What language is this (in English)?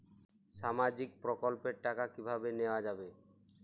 Bangla